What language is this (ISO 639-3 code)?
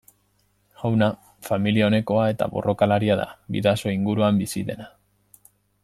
eus